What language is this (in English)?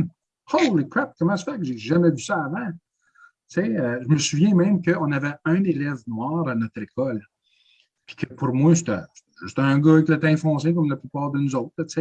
French